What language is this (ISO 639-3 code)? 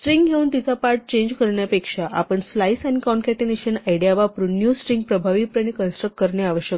mar